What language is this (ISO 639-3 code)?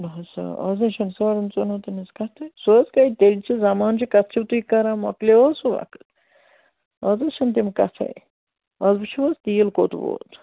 kas